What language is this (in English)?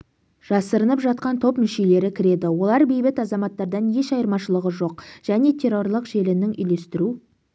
Kazakh